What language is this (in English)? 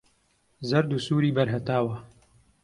Central Kurdish